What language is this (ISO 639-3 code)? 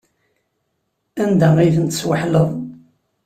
kab